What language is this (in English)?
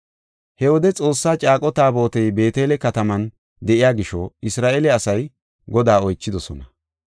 Gofa